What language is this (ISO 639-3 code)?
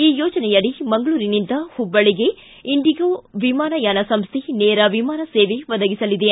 kan